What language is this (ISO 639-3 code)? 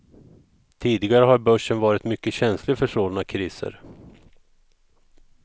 swe